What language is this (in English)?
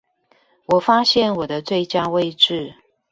Chinese